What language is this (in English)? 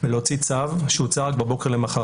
Hebrew